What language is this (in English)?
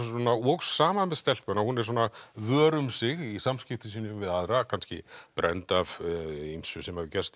Icelandic